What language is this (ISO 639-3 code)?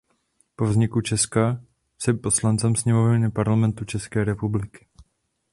ces